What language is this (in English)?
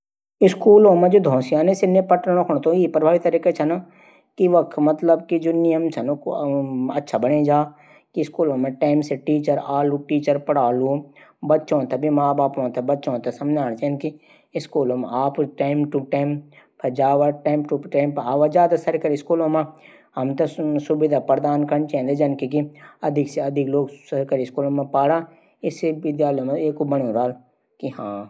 Garhwali